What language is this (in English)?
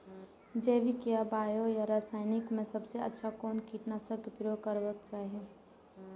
Maithili